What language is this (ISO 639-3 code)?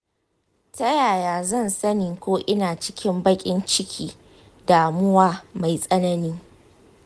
hau